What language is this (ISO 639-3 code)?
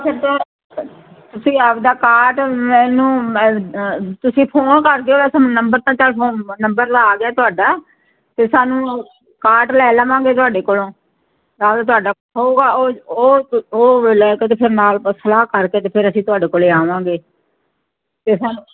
pan